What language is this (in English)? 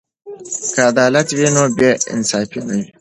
Pashto